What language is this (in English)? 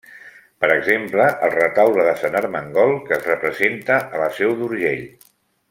Catalan